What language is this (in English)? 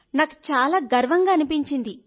Telugu